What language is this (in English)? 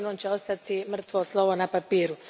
Croatian